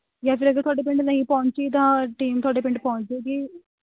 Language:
Punjabi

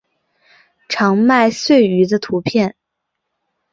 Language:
Chinese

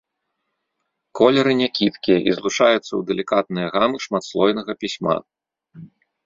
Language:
Belarusian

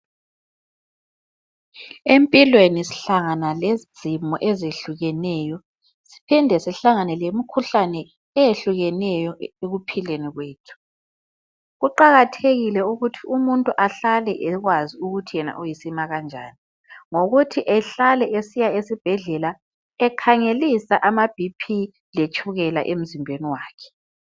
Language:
North Ndebele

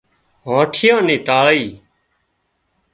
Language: Wadiyara Koli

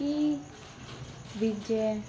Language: Punjabi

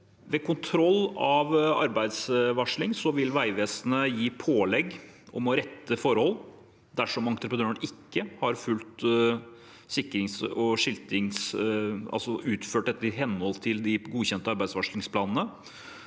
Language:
Norwegian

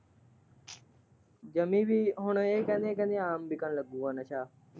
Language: Punjabi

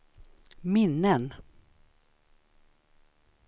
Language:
Swedish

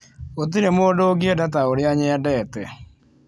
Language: Kikuyu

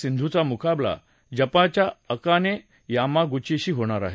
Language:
Marathi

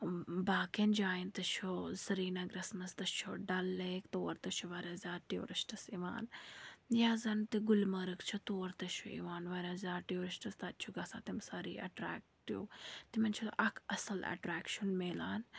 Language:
Kashmiri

